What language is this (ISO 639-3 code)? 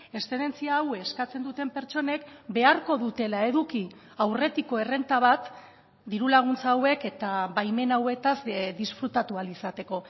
eus